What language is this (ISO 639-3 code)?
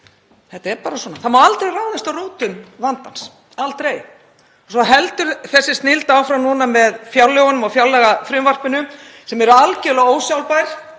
isl